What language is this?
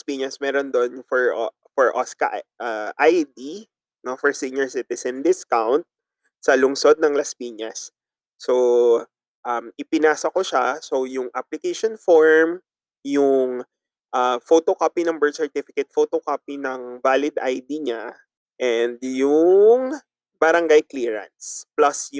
Filipino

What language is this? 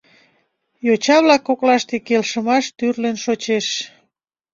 Mari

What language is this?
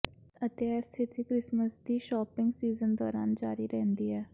Punjabi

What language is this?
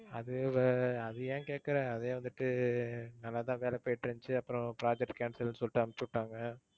Tamil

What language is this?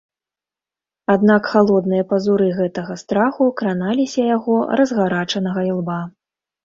Belarusian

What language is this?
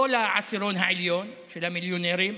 Hebrew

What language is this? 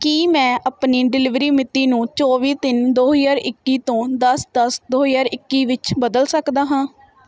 Punjabi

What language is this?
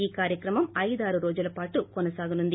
Telugu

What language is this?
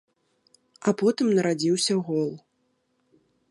Belarusian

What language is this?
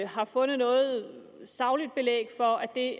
Danish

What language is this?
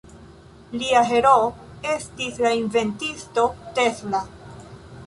Esperanto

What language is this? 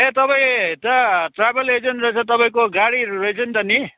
Nepali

